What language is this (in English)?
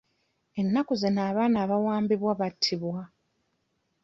Ganda